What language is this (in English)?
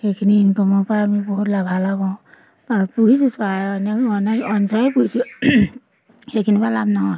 Assamese